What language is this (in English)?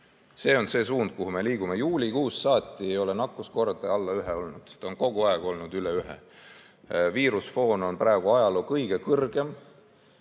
Estonian